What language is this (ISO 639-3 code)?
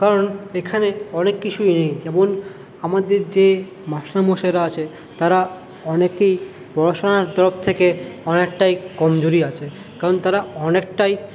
ben